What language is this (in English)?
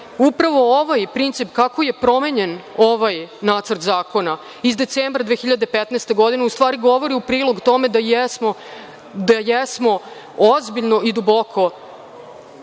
Serbian